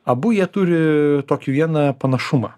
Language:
Lithuanian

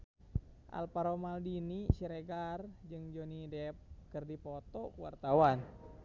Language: Sundanese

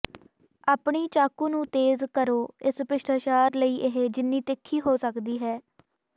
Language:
Punjabi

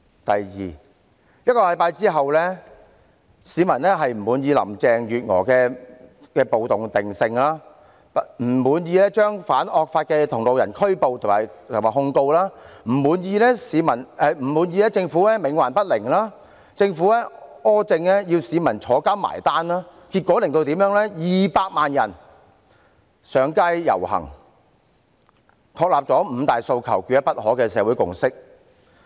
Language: Cantonese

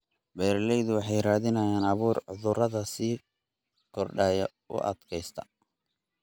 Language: Somali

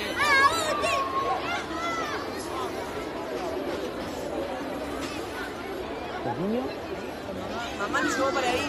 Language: Spanish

